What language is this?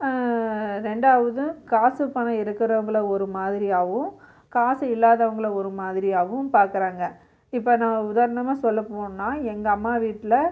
Tamil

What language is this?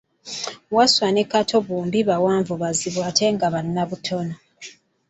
Ganda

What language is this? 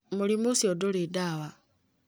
Kikuyu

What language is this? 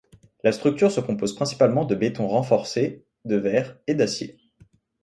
French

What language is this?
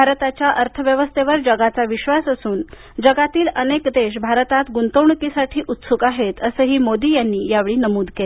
Marathi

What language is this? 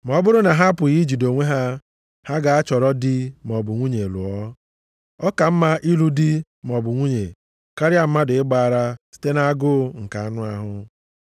Igbo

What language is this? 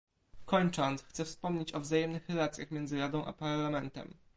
Polish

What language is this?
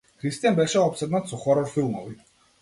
Macedonian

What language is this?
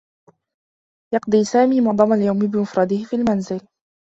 Arabic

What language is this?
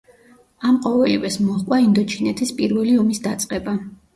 Georgian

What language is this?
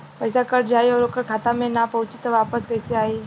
Bhojpuri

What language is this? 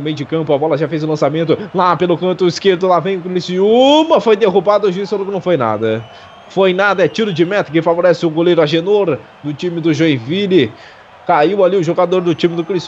Portuguese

